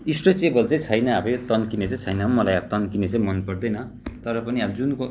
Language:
Nepali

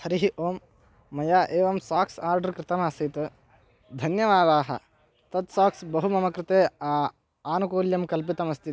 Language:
Sanskrit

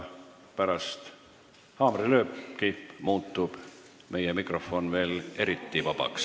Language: Estonian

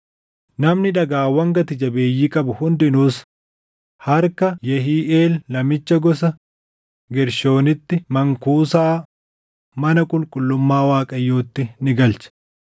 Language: Oromo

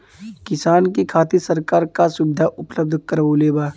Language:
Bhojpuri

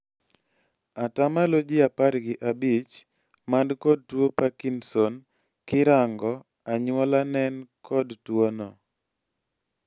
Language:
Luo (Kenya and Tanzania)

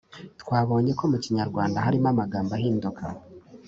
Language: Kinyarwanda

